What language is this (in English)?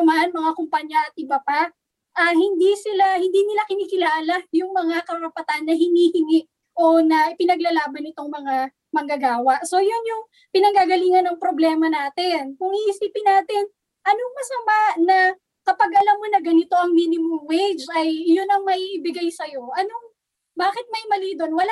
Filipino